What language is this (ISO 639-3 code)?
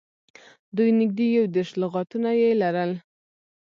pus